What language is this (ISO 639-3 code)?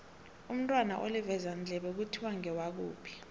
nbl